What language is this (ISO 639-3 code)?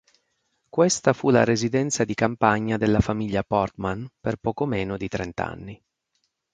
ita